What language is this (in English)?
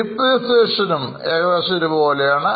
Malayalam